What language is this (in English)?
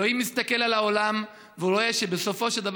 Hebrew